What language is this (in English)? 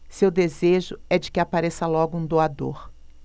Portuguese